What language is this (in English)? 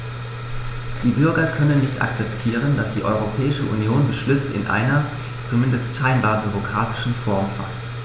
German